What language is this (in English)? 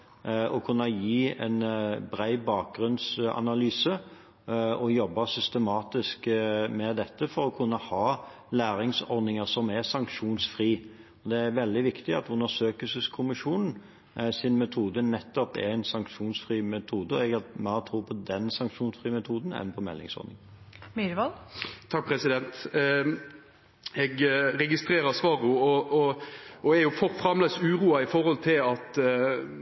Norwegian